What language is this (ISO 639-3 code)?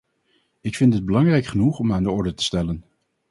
nld